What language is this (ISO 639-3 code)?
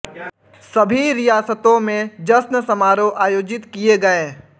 hin